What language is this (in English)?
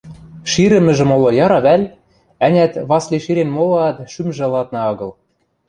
Western Mari